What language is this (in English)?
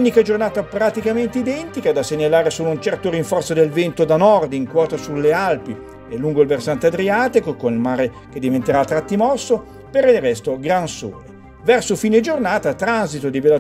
Italian